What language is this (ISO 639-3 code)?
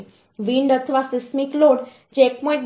guj